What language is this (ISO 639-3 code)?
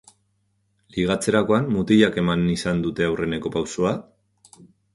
eus